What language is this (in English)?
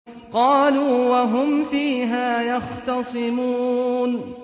Arabic